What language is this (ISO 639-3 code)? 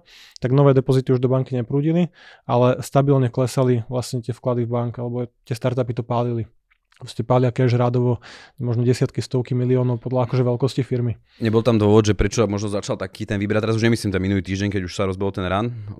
slk